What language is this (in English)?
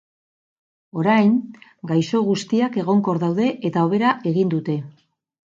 Basque